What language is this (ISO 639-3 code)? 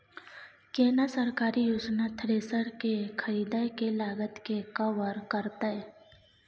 mai